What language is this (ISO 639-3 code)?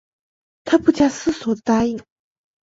zho